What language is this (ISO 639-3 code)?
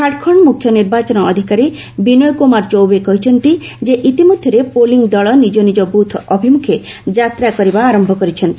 ori